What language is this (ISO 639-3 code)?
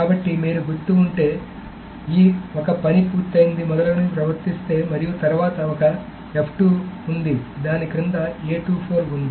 tel